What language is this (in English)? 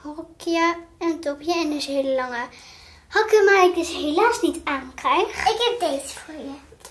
Dutch